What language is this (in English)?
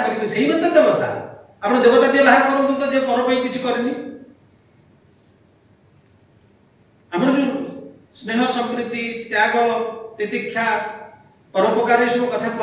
Bangla